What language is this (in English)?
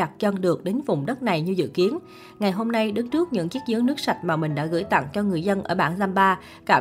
Vietnamese